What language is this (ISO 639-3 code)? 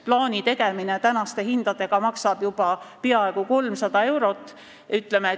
est